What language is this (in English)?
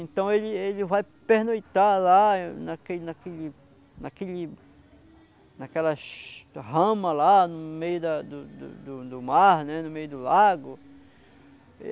Portuguese